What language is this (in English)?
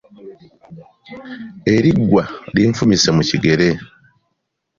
Ganda